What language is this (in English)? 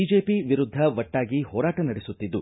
Kannada